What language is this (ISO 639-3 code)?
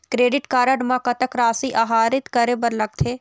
hne